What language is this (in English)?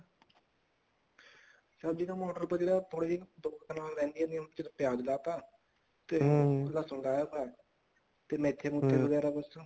Punjabi